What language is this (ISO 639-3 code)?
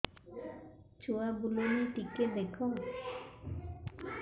ori